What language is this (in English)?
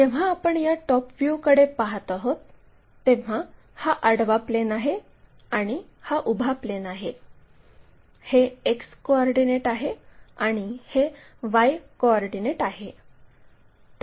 Marathi